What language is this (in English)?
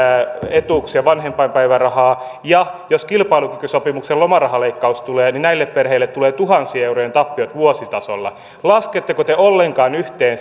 Finnish